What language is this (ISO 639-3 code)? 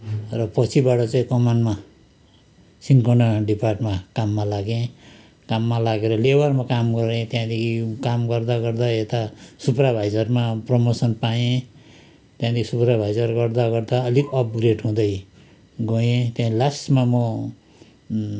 nep